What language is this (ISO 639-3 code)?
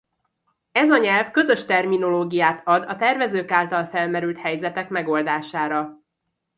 hun